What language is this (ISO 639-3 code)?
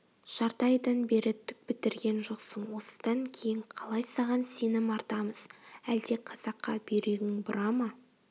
kaz